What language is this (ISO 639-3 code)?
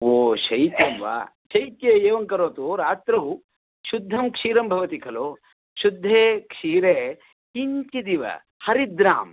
san